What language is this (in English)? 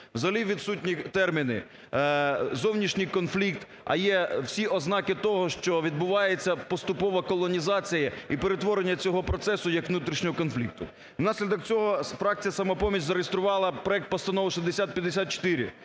Ukrainian